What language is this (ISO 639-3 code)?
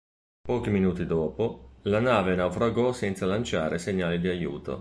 ita